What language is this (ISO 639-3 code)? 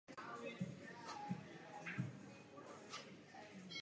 ces